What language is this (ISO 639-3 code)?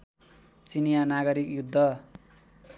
nep